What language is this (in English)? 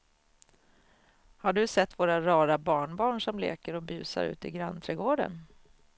Swedish